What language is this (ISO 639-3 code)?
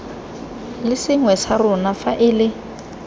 tsn